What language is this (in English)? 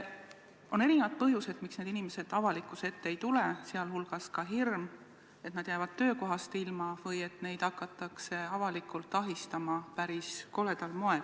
Estonian